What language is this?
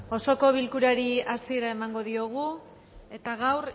Basque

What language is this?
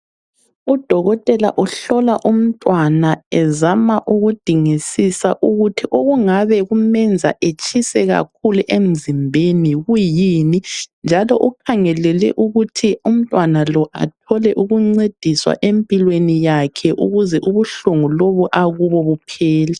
North Ndebele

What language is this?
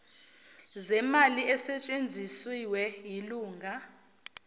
Zulu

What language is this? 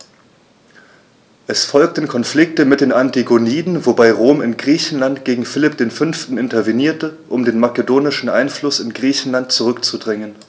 German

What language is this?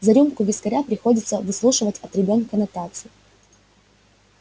Russian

